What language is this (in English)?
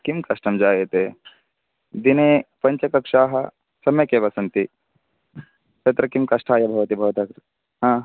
Sanskrit